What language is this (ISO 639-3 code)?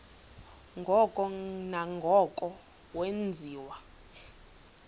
xho